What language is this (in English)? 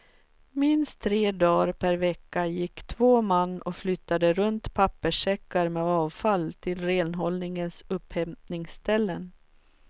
Swedish